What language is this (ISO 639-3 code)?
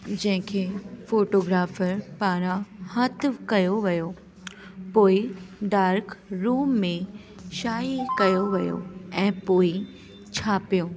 snd